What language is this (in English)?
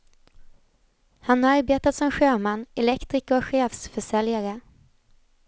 Swedish